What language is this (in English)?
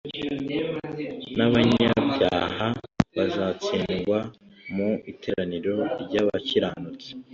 Kinyarwanda